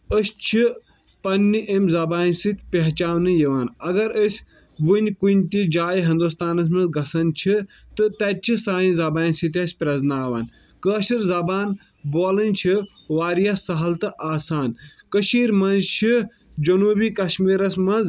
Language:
Kashmiri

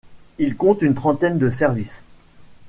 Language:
French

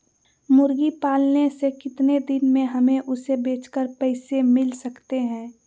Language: Magahi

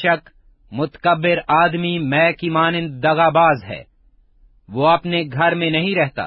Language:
Urdu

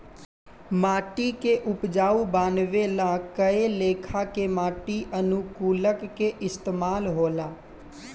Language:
Bhojpuri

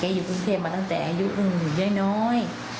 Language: Thai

